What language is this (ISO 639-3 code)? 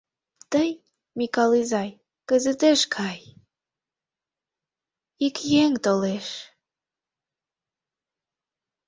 chm